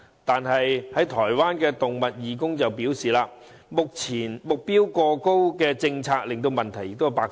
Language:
Cantonese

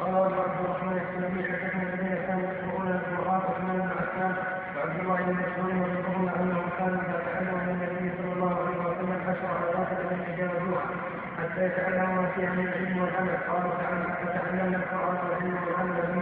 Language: Arabic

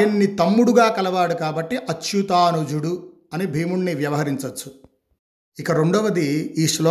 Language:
Telugu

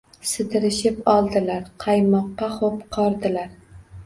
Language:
Uzbek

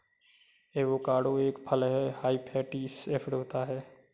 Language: Hindi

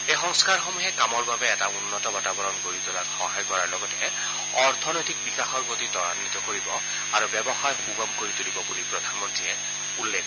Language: Assamese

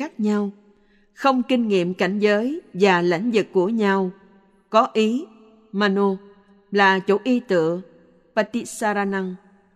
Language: Vietnamese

